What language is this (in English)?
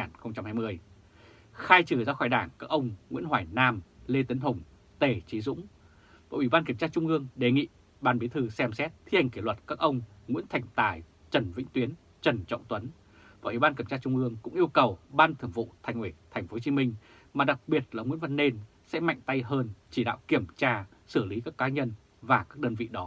Vietnamese